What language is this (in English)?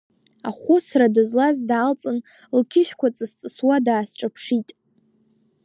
Abkhazian